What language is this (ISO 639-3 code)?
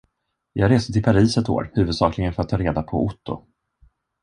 swe